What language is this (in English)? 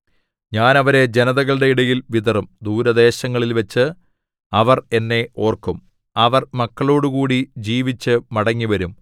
Malayalam